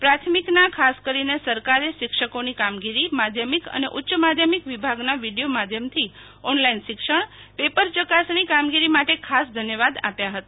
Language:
Gujarati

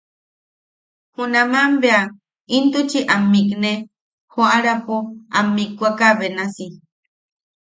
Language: Yaqui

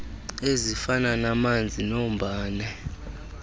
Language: Xhosa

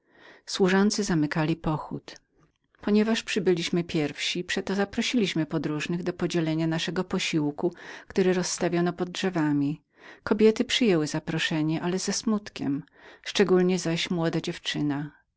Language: Polish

